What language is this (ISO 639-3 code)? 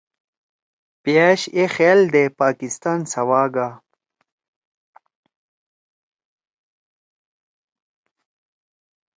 trw